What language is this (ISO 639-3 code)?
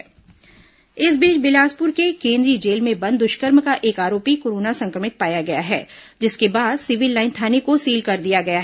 hin